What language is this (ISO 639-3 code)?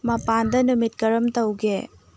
mni